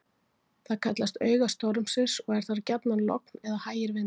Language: Icelandic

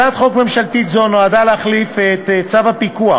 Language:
Hebrew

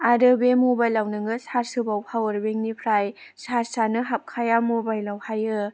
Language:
Bodo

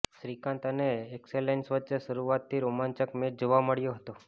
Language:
Gujarati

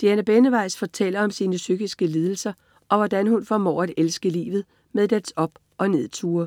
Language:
Danish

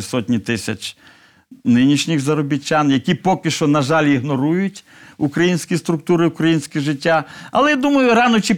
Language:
Ukrainian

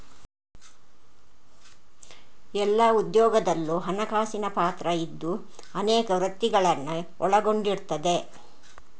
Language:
Kannada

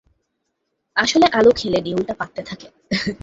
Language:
Bangla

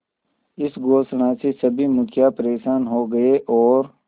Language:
Hindi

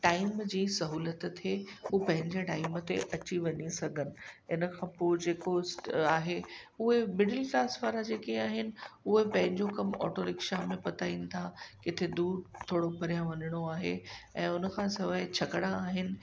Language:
Sindhi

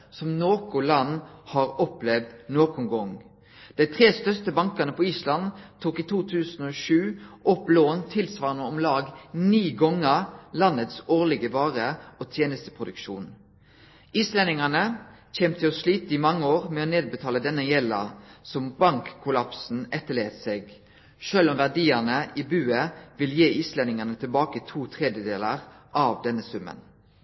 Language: Norwegian Nynorsk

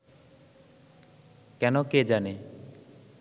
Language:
Bangla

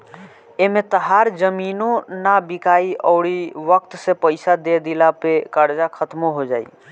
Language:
Bhojpuri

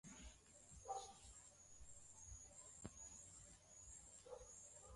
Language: Swahili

